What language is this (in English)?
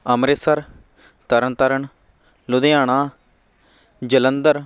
Punjabi